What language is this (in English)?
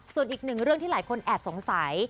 Thai